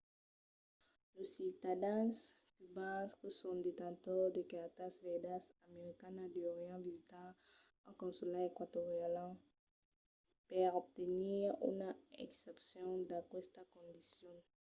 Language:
Occitan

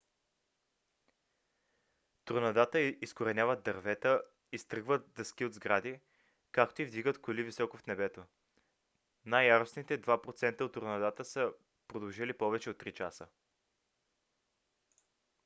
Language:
Bulgarian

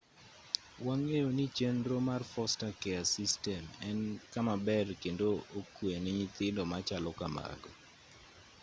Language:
Luo (Kenya and Tanzania)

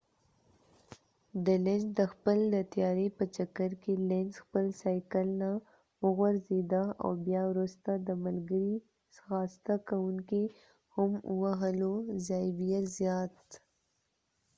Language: Pashto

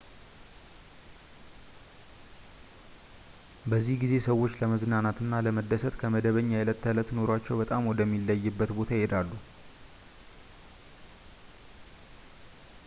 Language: Amharic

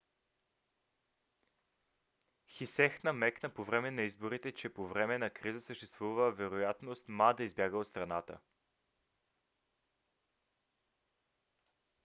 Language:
Bulgarian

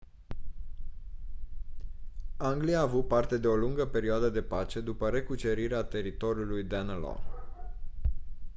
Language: Romanian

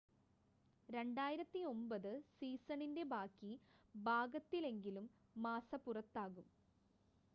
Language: Malayalam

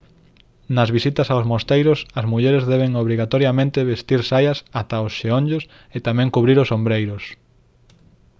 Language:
Galician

